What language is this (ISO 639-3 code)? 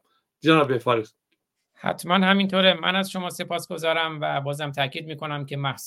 fas